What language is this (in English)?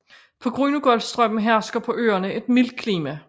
Danish